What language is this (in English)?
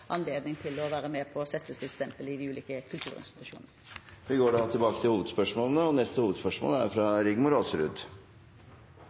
Norwegian